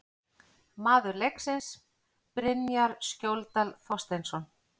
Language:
Icelandic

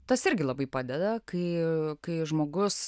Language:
Lithuanian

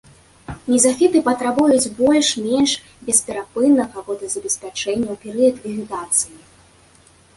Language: Belarusian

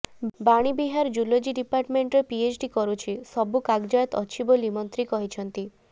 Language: Odia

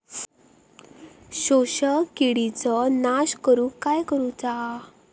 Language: Marathi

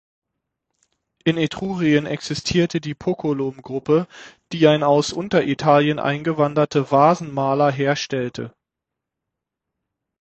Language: German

